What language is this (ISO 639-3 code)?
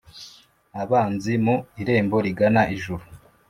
kin